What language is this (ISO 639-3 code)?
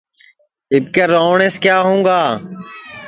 ssi